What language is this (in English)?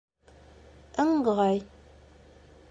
Bashkir